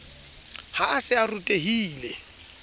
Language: Southern Sotho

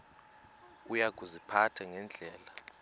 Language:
Xhosa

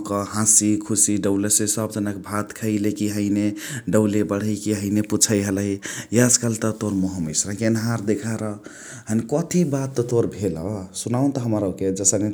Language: Chitwania Tharu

